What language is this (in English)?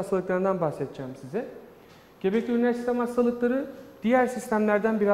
Turkish